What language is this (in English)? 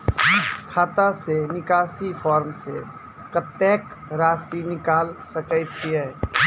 Maithili